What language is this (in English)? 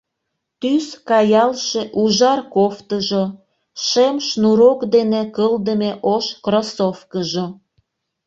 Mari